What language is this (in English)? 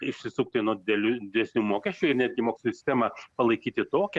Lithuanian